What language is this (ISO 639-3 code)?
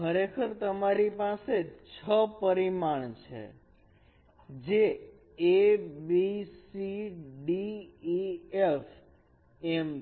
guj